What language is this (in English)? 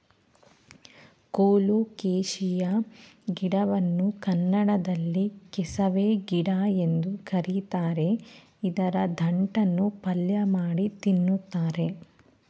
Kannada